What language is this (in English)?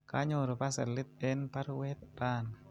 Kalenjin